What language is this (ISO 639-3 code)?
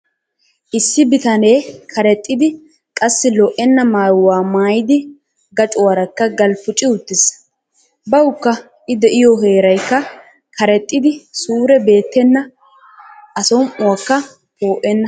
wal